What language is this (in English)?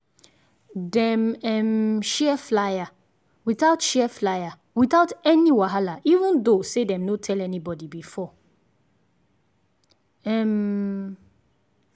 Nigerian Pidgin